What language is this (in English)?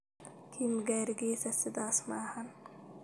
Somali